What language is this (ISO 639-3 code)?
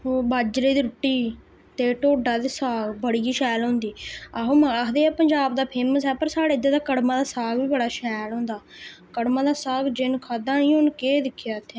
doi